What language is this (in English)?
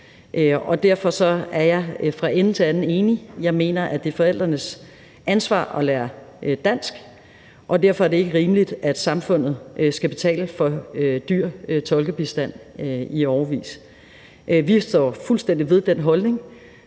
Danish